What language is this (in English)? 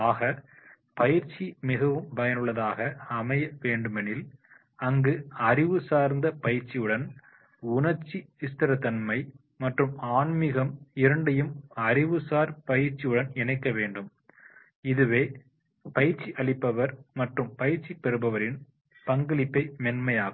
Tamil